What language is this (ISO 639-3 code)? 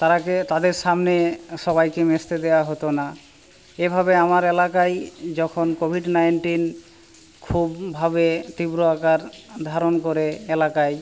ben